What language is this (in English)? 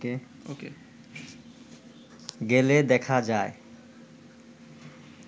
Bangla